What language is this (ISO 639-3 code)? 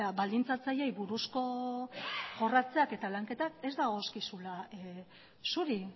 eus